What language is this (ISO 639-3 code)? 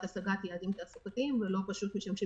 heb